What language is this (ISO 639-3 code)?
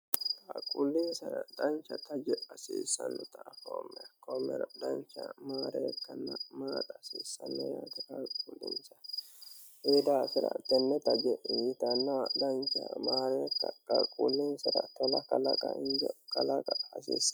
sid